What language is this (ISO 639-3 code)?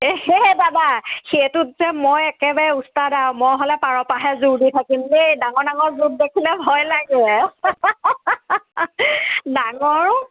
asm